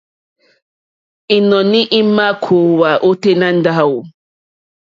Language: Mokpwe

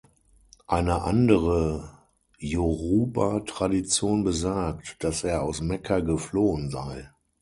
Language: German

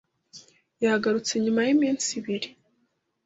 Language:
Kinyarwanda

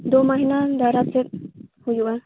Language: Santali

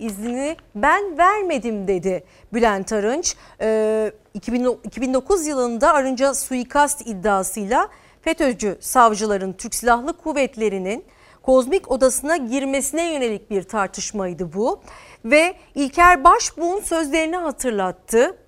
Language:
Turkish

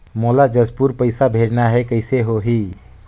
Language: Chhattisgarhi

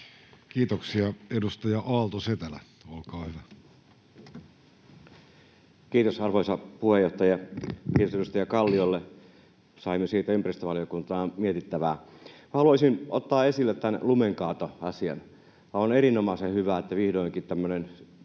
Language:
Finnish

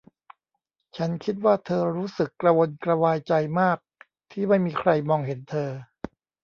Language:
Thai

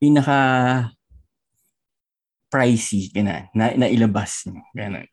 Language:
Filipino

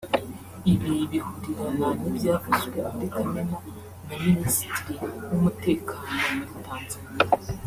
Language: Kinyarwanda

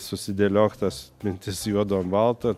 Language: Lithuanian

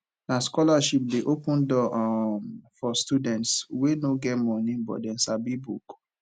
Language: Nigerian Pidgin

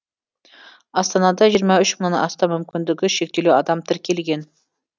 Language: Kazakh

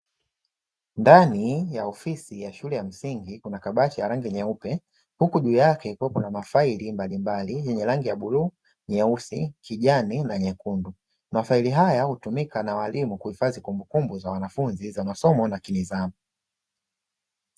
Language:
Swahili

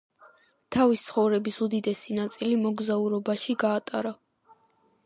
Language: Georgian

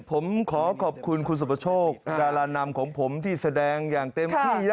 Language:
Thai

